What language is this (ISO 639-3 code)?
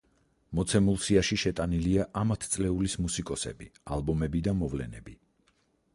kat